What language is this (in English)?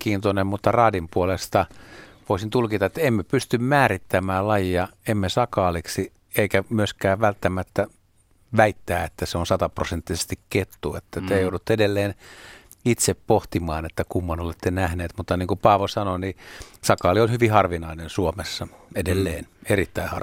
Finnish